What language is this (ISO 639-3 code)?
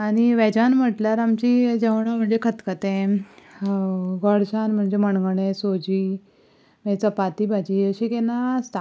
kok